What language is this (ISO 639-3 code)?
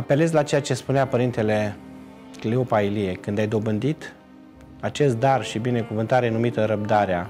ron